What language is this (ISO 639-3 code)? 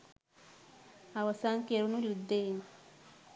sin